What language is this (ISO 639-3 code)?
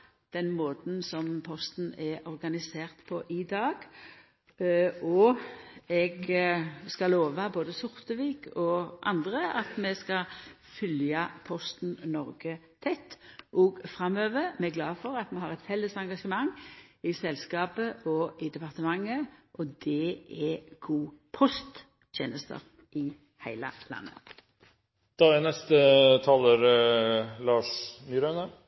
nno